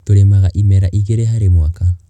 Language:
Kikuyu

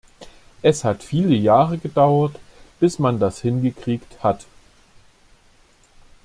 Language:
German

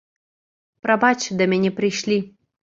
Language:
Belarusian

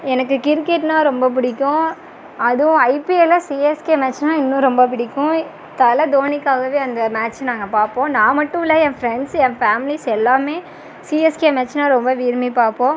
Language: Tamil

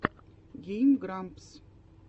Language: Russian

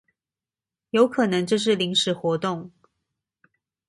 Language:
Chinese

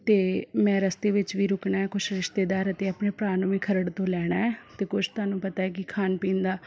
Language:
Punjabi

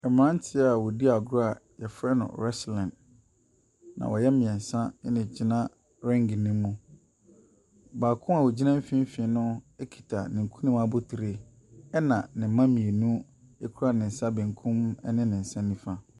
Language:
Akan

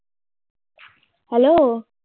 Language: Bangla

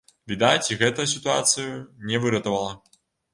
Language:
Belarusian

